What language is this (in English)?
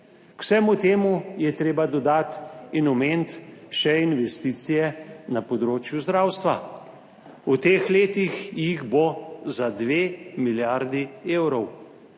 Slovenian